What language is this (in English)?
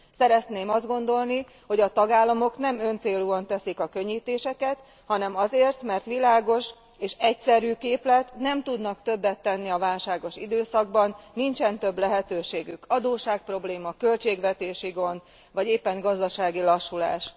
Hungarian